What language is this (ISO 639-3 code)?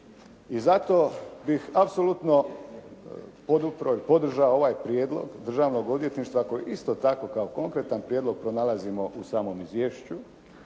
hrv